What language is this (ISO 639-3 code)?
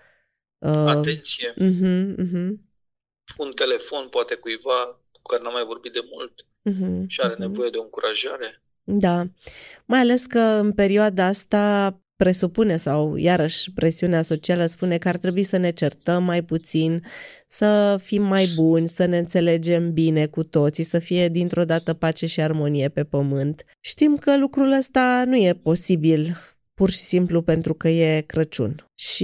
ron